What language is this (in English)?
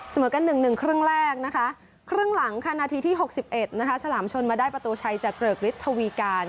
Thai